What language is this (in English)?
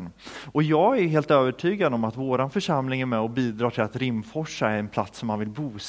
Swedish